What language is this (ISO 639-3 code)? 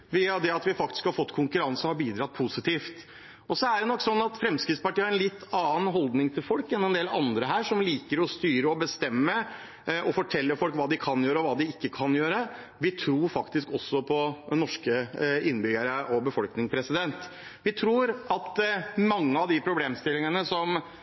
nob